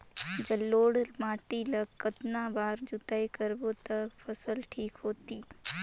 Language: Chhattisgarhi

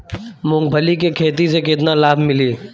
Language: Bhojpuri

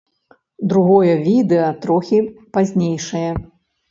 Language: Belarusian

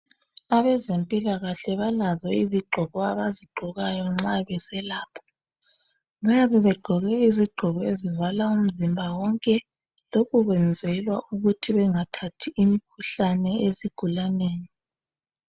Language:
North Ndebele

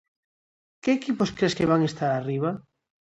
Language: Galician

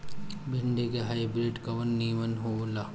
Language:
Bhojpuri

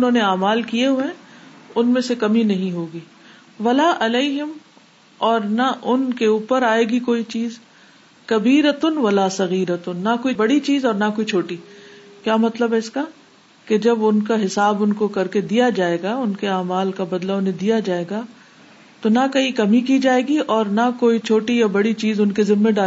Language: Urdu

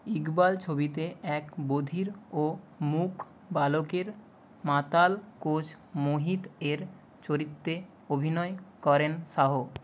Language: Bangla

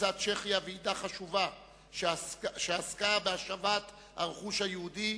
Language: Hebrew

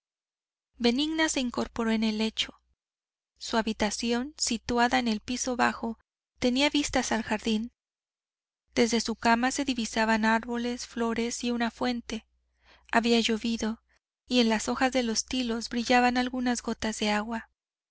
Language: Spanish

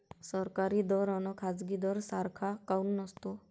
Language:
Marathi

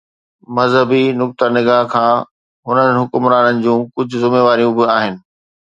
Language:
Sindhi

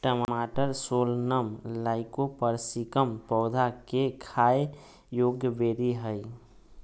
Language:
Magahi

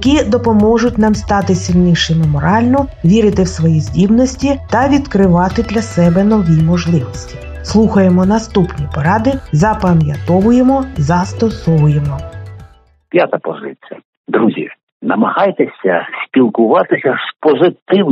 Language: Ukrainian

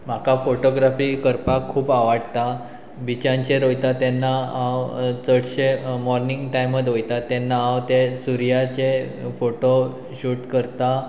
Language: Konkani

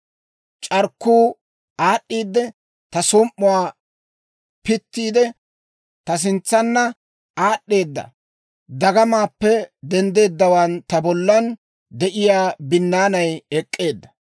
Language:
Dawro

